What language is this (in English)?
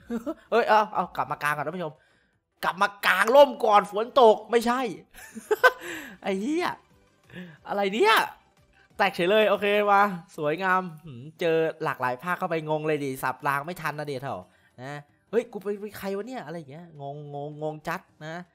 Thai